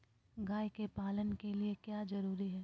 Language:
Magahi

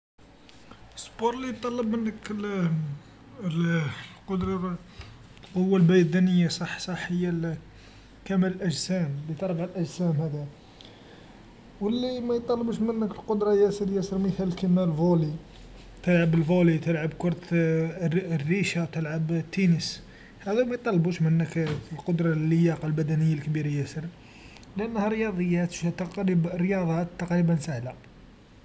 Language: Algerian Arabic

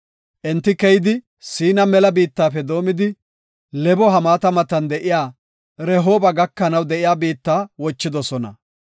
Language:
Gofa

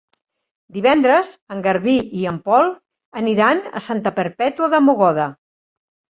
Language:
Catalan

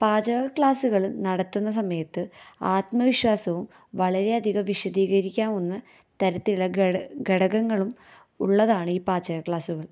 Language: Malayalam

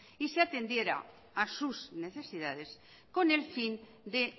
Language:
Spanish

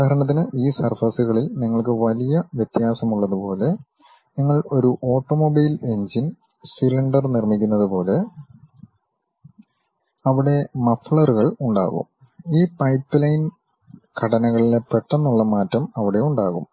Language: Malayalam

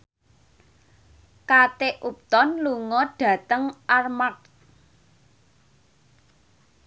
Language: Javanese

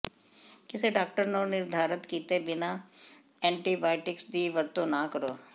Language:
Punjabi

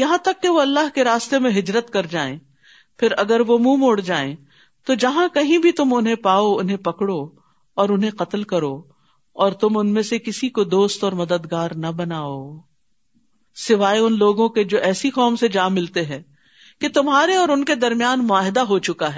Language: Urdu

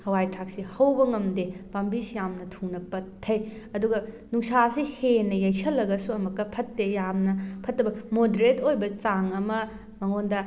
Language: Manipuri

